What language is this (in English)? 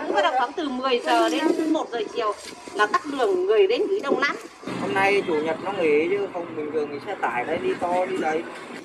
Vietnamese